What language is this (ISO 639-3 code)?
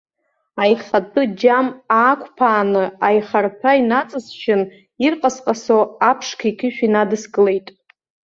abk